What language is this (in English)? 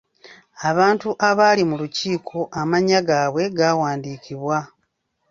Ganda